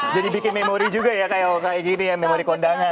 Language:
Indonesian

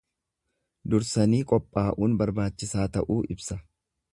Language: Oromo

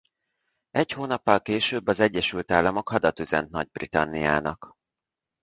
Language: Hungarian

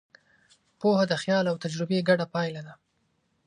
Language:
Pashto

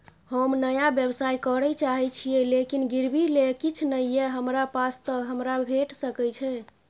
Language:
Maithili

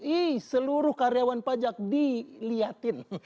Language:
Indonesian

